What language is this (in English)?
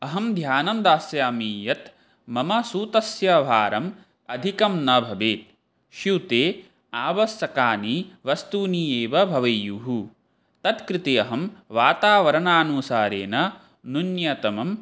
Sanskrit